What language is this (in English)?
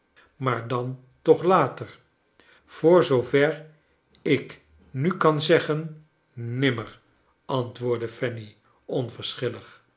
Dutch